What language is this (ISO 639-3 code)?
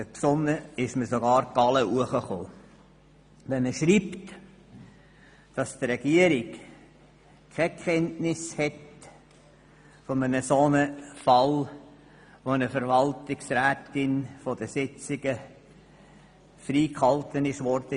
gsw